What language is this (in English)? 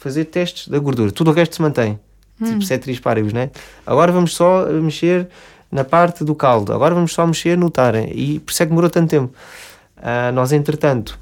Portuguese